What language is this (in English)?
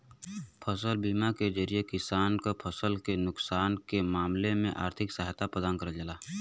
Bhojpuri